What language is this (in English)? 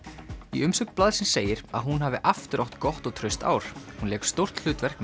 Icelandic